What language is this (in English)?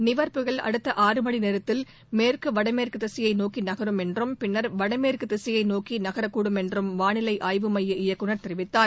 Tamil